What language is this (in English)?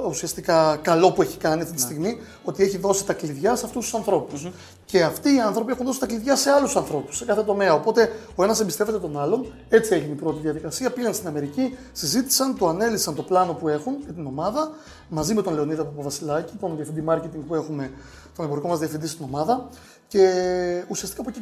Greek